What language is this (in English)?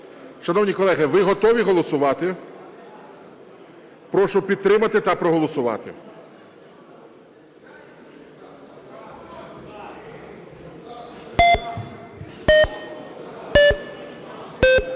Ukrainian